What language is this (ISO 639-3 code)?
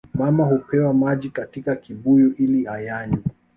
swa